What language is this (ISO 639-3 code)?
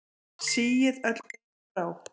isl